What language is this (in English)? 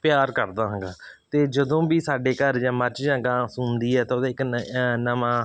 Punjabi